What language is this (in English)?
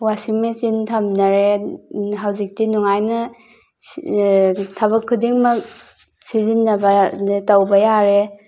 Manipuri